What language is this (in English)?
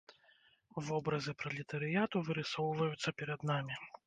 Belarusian